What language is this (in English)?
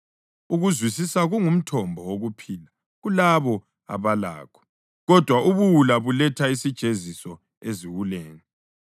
North Ndebele